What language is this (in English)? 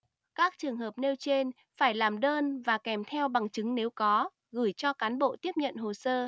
Vietnamese